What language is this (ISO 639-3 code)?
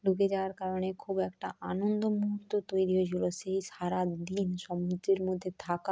ben